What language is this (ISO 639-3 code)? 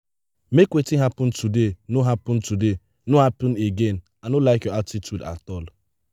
pcm